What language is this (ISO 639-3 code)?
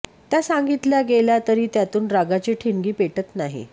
mar